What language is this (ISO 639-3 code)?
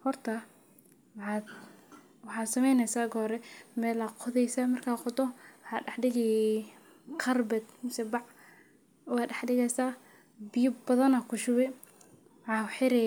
som